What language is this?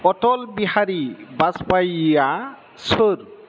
Bodo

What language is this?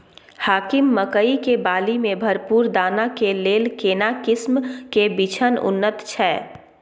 Maithili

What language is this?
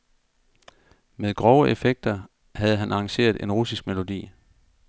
Danish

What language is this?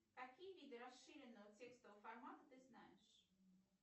Russian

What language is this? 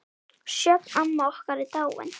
Icelandic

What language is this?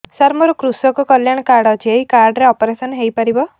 Odia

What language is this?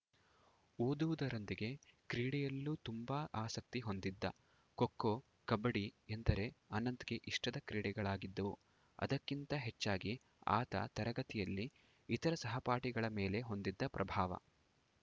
Kannada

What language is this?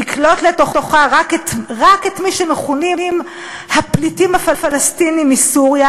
Hebrew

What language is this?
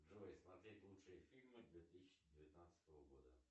Russian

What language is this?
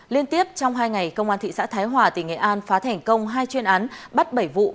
Vietnamese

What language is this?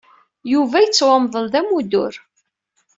Kabyle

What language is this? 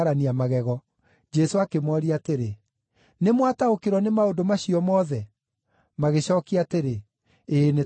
Kikuyu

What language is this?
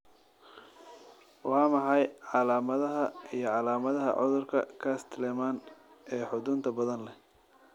Somali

